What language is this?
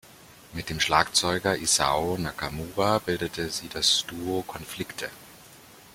German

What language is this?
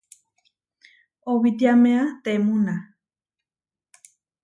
Huarijio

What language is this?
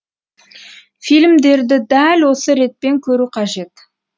Kazakh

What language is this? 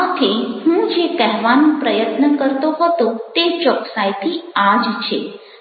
Gujarati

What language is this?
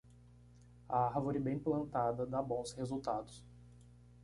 Portuguese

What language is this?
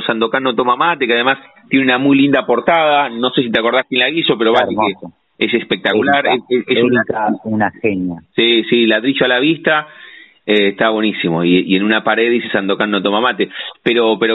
Spanish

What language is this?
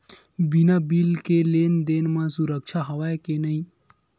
Chhattisgarhi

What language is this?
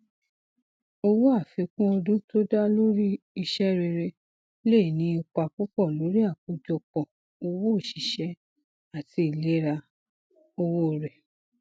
Yoruba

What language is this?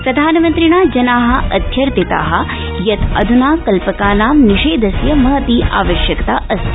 Sanskrit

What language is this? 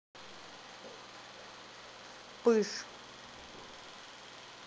Russian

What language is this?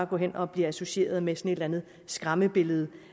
Danish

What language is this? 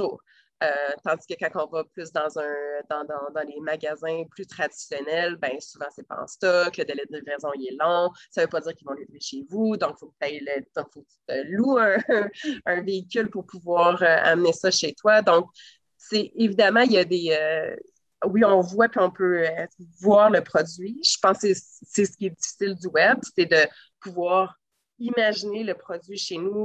French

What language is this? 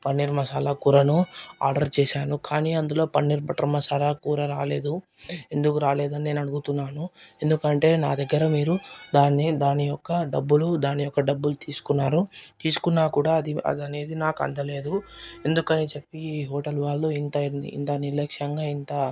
Telugu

